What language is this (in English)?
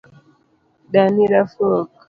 Luo (Kenya and Tanzania)